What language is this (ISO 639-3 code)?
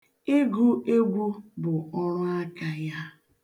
ibo